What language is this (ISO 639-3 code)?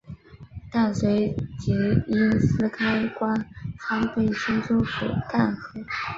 zho